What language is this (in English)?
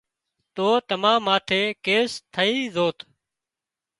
Wadiyara Koli